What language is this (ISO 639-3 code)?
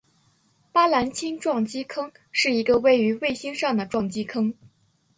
zho